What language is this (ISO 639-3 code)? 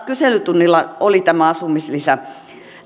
fin